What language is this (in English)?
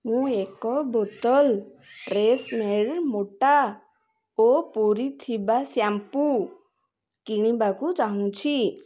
Odia